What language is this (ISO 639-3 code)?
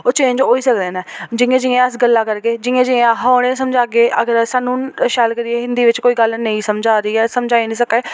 doi